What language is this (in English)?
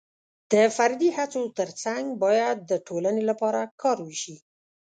Pashto